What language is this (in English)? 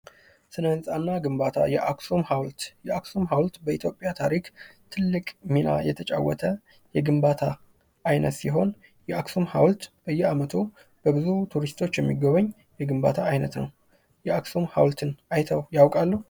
Amharic